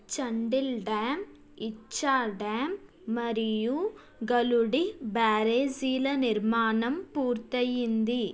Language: Telugu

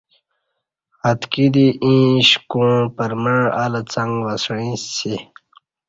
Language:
Kati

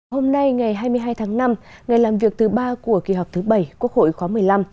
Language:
Vietnamese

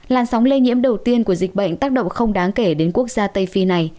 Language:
Vietnamese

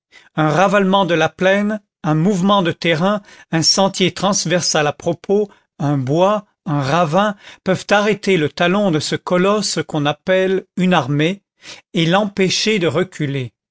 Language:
French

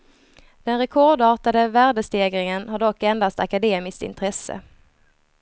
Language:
Swedish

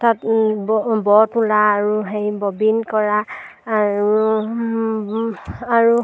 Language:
Assamese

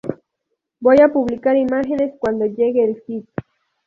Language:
Spanish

